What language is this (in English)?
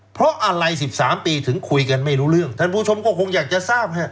Thai